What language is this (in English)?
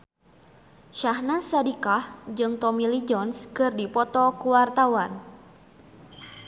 Sundanese